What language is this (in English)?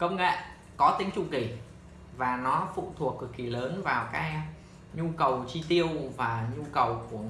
Vietnamese